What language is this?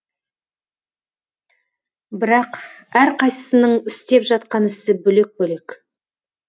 Kazakh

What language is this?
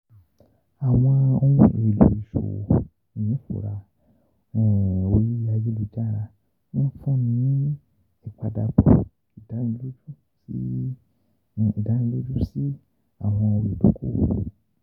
Yoruba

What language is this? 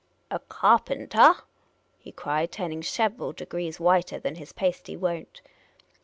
English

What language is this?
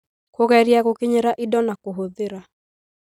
Kikuyu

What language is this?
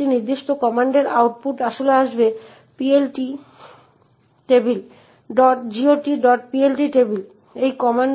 Bangla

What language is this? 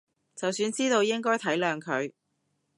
Cantonese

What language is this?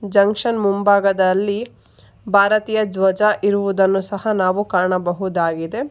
Kannada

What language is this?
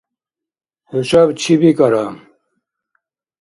Dargwa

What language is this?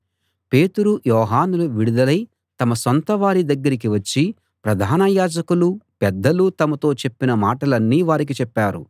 Telugu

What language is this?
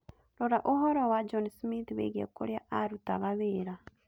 Kikuyu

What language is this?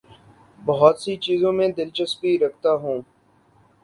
Urdu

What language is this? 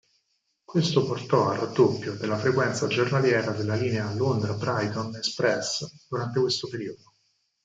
Italian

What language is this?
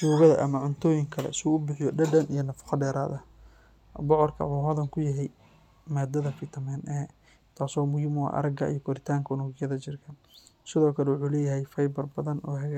Somali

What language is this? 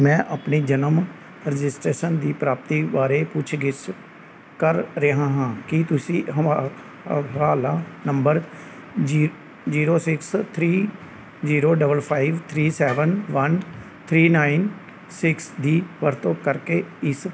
Punjabi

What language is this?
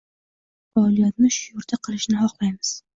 Uzbek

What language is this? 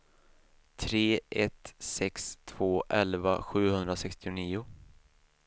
Swedish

